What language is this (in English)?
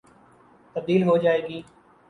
Urdu